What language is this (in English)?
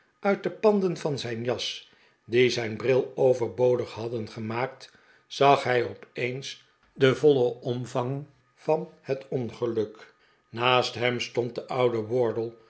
Dutch